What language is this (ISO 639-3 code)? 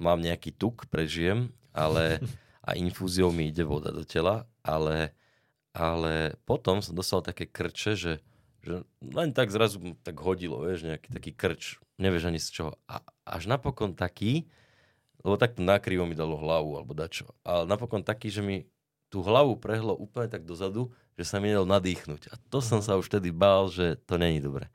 ces